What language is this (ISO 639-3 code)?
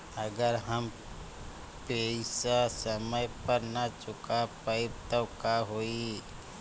bho